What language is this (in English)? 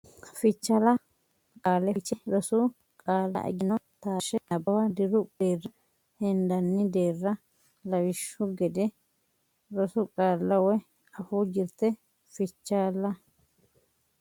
Sidamo